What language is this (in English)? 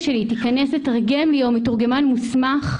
Hebrew